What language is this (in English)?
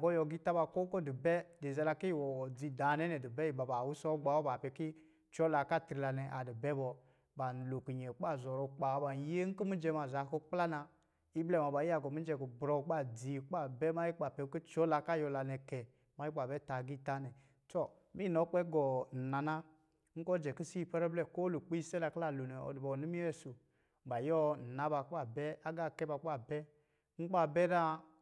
Lijili